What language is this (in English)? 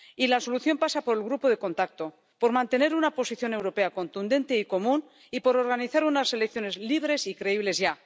Spanish